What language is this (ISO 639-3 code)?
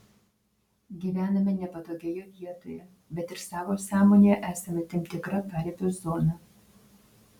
lit